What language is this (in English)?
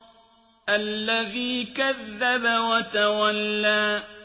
Arabic